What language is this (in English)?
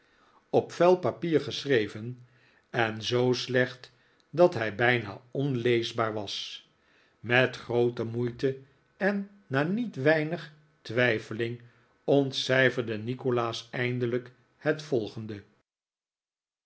Dutch